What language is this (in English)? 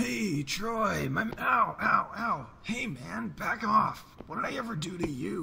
English